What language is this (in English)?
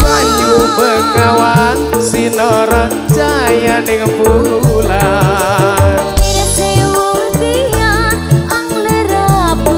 Indonesian